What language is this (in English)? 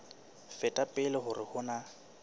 Southern Sotho